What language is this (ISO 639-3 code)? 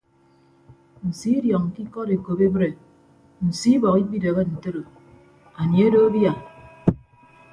ibb